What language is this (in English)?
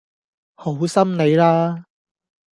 Cantonese